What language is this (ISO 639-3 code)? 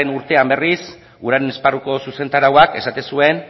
eus